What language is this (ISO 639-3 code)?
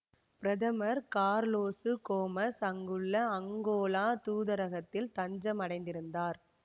tam